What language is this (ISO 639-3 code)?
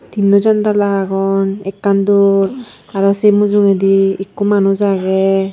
ccp